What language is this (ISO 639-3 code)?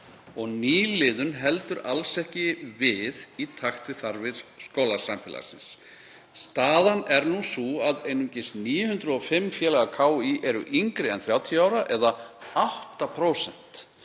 isl